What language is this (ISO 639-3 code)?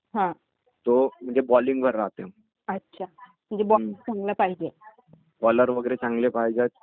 mar